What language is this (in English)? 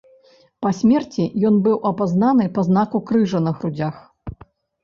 Belarusian